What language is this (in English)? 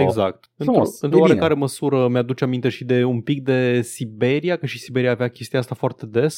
Romanian